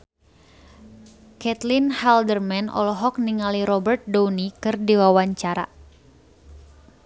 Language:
Sundanese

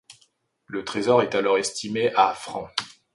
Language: French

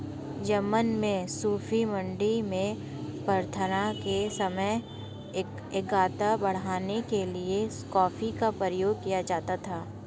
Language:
Hindi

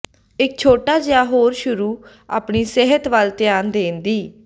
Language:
Punjabi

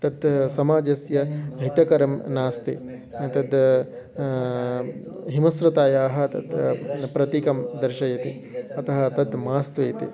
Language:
Sanskrit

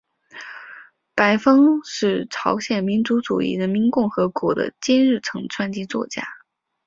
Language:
Chinese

